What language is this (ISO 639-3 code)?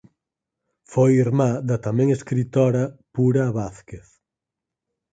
glg